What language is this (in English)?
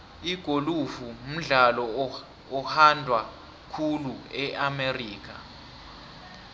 South Ndebele